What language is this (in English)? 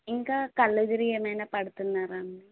Telugu